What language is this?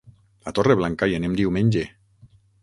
Catalan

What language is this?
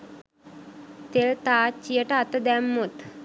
Sinhala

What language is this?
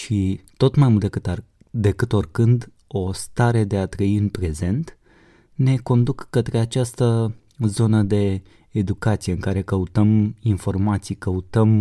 Romanian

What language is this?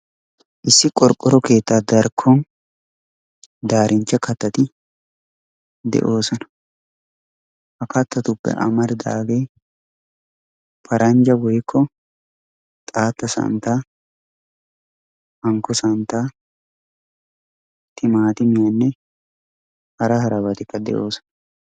Wolaytta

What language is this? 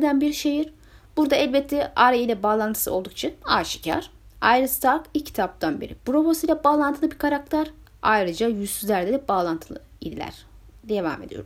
Turkish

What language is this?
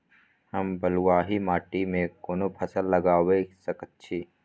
Maithili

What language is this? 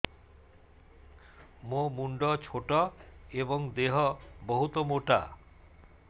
Odia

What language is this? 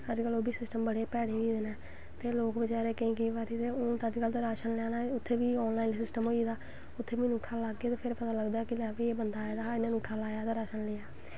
Dogri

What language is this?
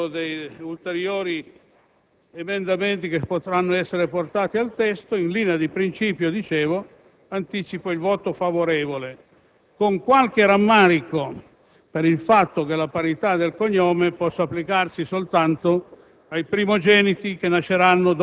Italian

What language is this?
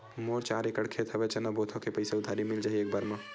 Chhattisgarhi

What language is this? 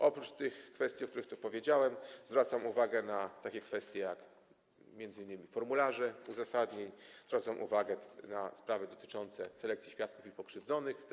Polish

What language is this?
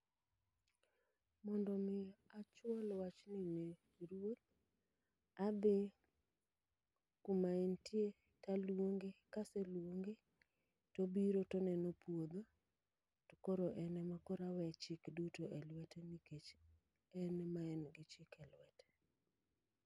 Luo (Kenya and Tanzania)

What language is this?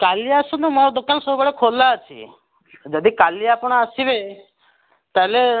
Odia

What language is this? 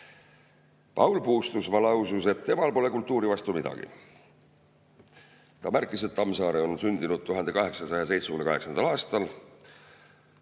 Estonian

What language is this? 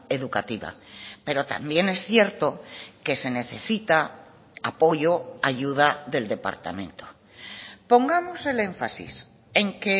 Spanish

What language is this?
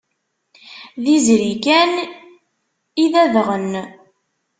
Kabyle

